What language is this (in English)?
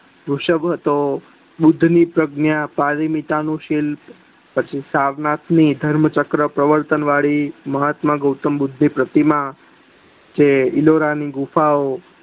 Gujarati